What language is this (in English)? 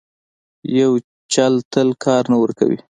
Pashto